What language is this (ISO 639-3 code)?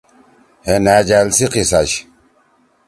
trw